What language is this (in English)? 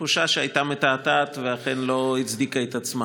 Hebrew